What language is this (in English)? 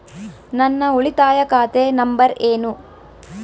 Kannada